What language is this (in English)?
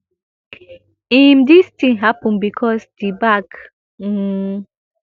Nigerian Pidgin